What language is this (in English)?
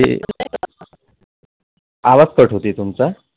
Marathi